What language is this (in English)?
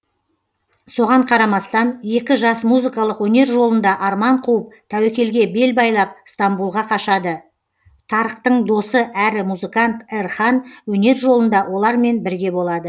Kazakh